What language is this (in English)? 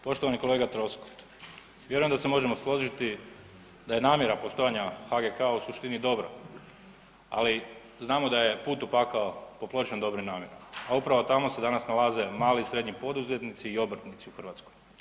Croatian